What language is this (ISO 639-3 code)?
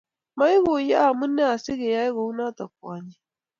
kln